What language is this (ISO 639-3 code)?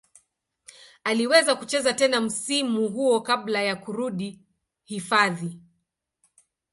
swa